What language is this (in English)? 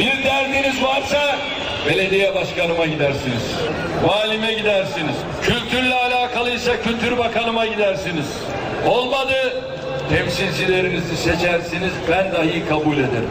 Turkish